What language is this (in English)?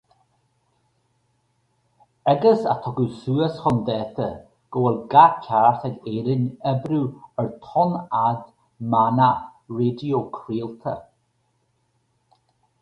Irish